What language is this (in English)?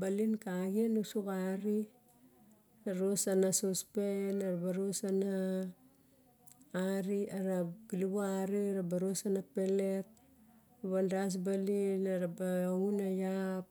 Barok